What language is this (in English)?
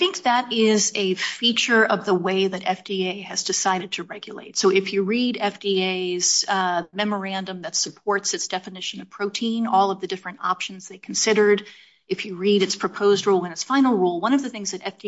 English